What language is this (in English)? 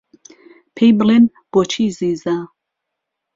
Central Kurdish